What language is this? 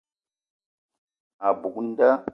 Eton (Cameroon)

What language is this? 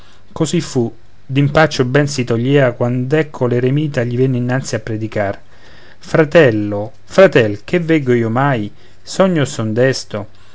Italian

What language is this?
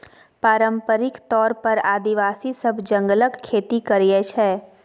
Maithili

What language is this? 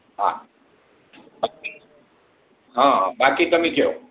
Gujarati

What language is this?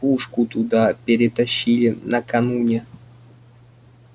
Russian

